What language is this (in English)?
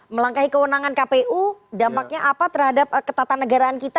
Indonesian